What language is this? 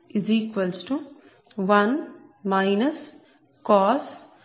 Telugu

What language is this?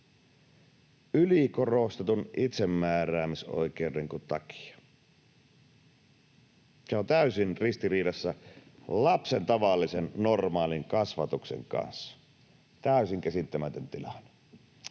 Finnish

